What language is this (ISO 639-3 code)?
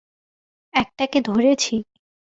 ben